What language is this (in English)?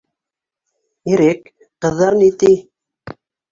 Bashkir